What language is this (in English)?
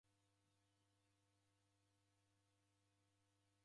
Taita